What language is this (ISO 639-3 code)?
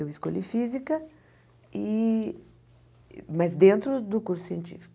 por